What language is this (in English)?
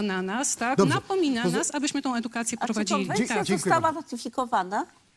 Polish